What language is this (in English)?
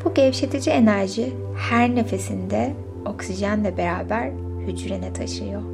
Turkish